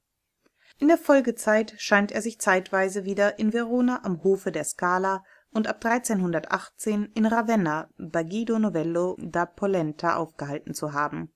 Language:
German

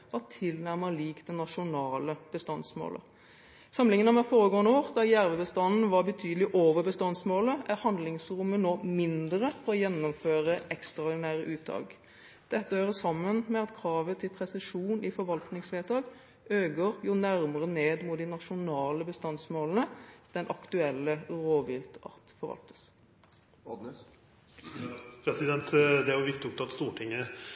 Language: Norwegian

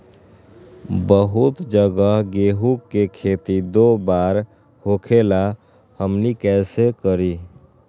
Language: Magahi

